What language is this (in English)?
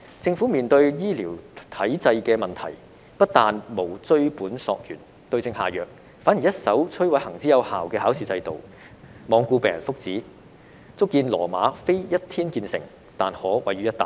Cantonese